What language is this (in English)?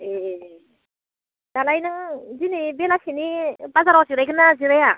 Bodo